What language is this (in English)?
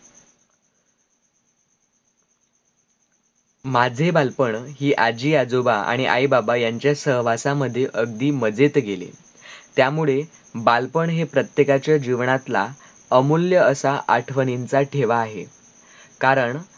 Marathi